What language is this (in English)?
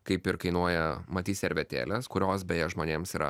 Lithuanian